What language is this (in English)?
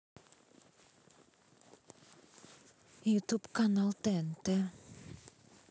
Russian